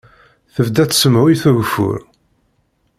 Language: Kabyle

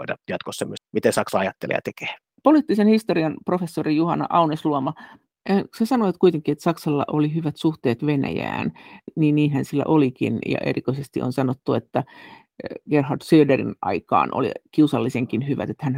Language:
Finnish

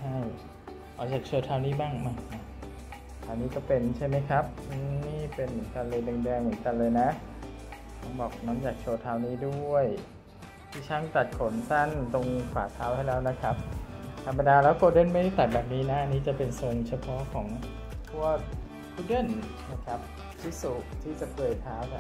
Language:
Thai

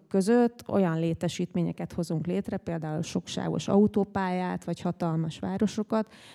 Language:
Hungarian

